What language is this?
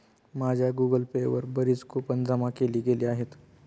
Marathi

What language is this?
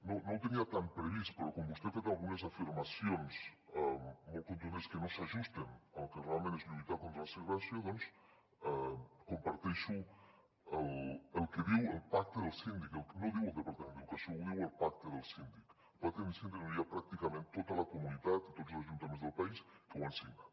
Catalan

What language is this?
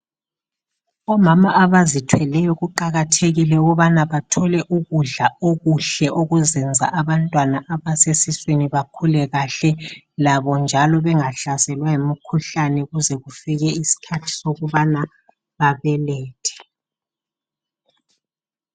North Ndebele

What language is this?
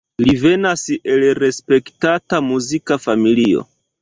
Esperanto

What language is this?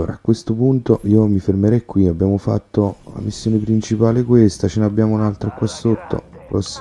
Italian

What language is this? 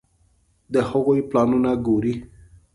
Pashto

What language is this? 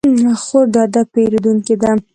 Pashto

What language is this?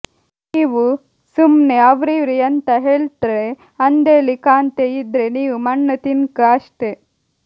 Kannada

